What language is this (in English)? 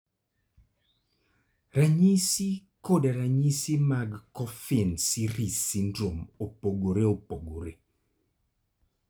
Luo (Kenya and Tanzania)